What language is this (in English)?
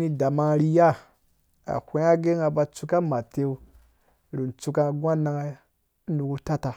Dũya